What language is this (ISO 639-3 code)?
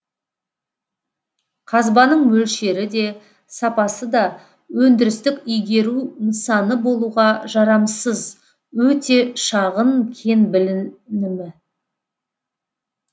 kaz